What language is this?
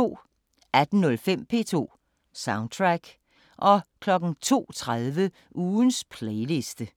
Danish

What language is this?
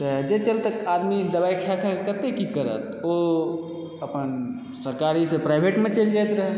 Maithili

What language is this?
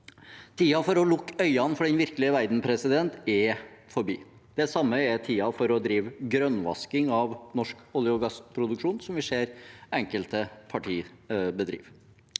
Norwegian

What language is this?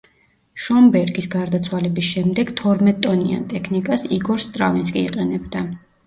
Georgian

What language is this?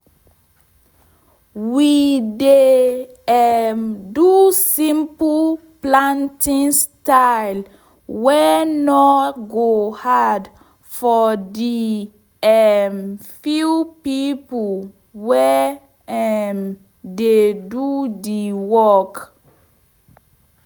Nigerian Pidgin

